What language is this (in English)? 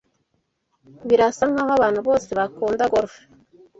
Kinyarwanda